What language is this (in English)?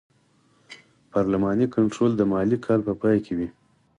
Pashto